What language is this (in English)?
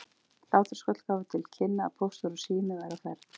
Icelandic